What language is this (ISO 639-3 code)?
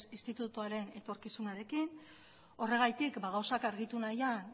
eus